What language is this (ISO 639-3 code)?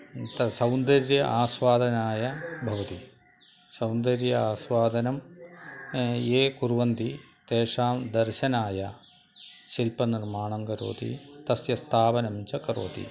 san